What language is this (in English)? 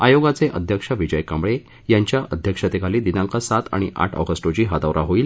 Marathi